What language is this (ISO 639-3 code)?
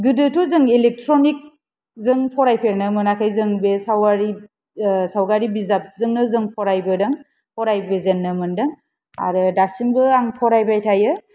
brx